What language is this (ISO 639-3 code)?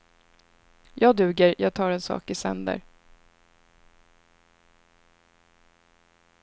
swe